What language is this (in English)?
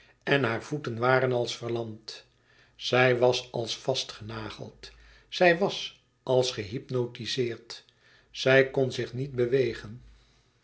Dutch